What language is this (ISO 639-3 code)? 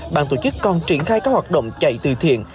vie